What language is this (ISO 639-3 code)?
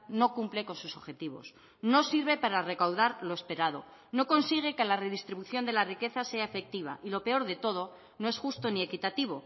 spa